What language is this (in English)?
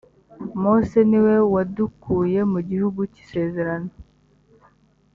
Kinyarwanda